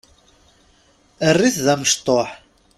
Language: Kabyle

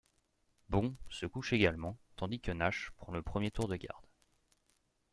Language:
French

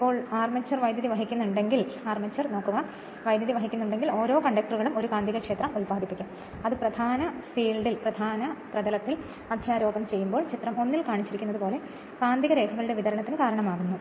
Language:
Malayalam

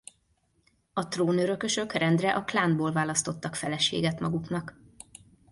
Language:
Hungarian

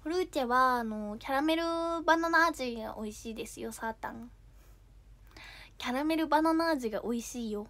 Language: Japanese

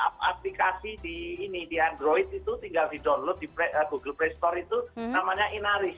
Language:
Indonesian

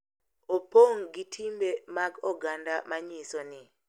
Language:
Luo (Kenya and Tanzania)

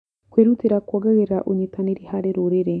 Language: Kikuyu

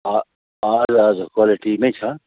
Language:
Nepali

